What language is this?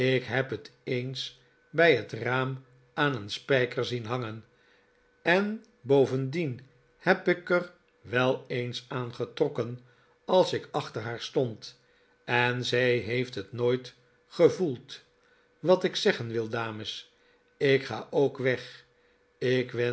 Dutch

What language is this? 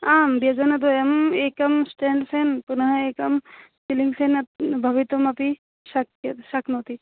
Sanskrit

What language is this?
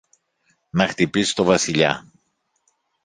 Greek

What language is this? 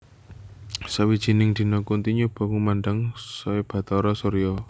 Javanese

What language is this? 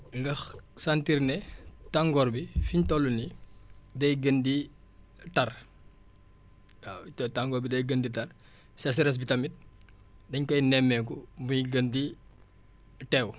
Wolof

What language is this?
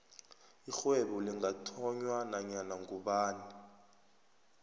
South Ndebele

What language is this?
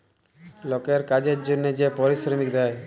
Bangla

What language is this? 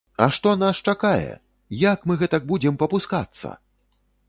Belarusian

